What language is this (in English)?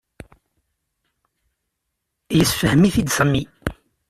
Kabyle